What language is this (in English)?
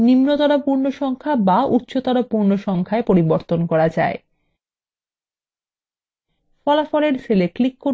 Bangla